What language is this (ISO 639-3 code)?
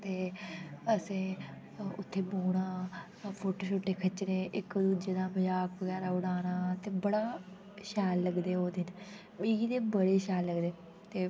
doi